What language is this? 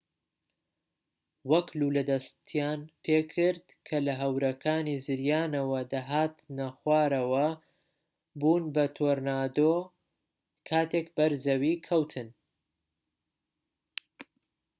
Central Kurdish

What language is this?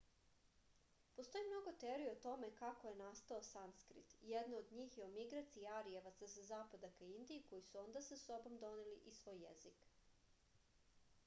Serbian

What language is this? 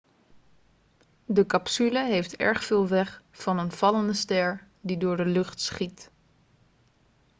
Dutch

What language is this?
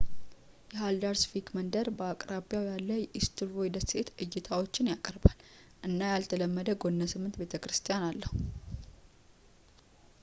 Amharic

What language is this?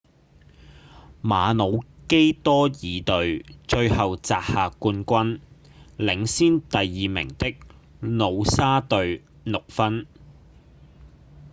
Cantonese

